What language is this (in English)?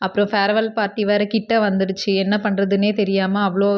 Tamil